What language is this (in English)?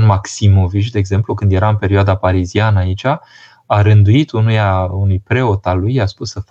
Romanian